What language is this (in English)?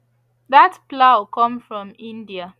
Nigerian Pidgin